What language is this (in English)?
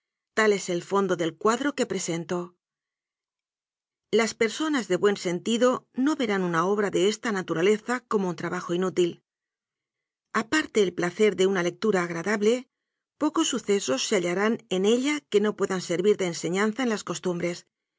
Spanish